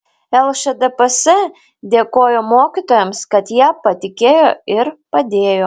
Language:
Lithuanian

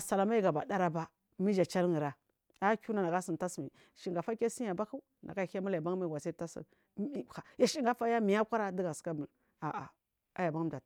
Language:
Marghi South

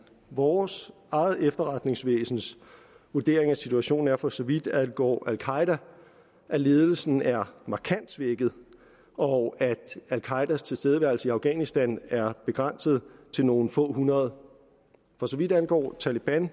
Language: Danish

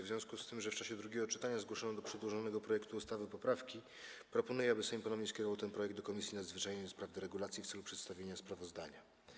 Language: Polish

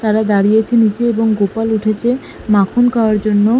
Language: Bangla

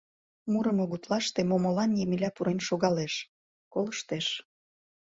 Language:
Mari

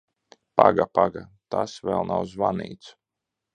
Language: Latvian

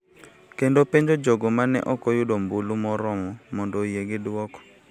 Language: Luo (Kenya and Tanzania)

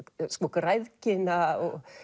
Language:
Icelandic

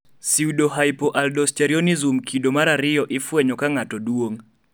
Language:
Luo (Kenya and Tanzania)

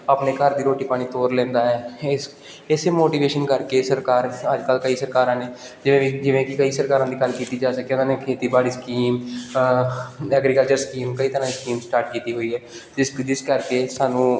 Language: Punjabi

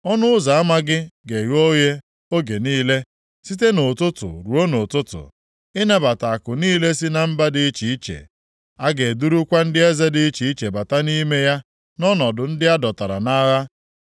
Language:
Igbo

